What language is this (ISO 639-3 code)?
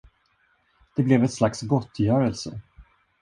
swe